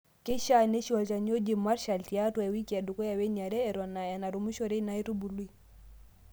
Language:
Masai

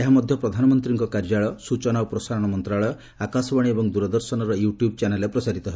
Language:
Odia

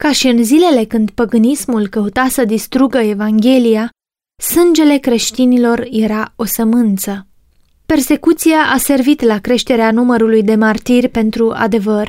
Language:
Romanian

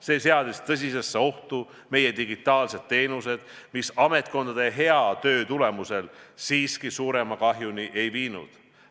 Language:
Estonian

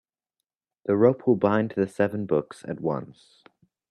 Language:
English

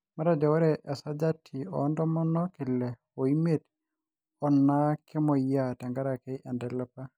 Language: Masai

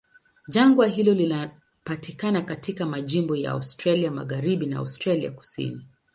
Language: Swahili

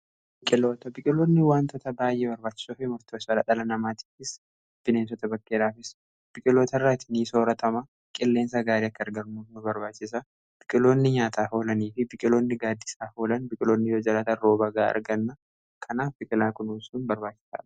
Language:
Oromo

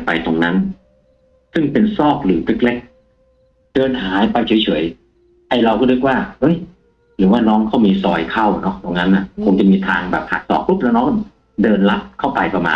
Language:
Thai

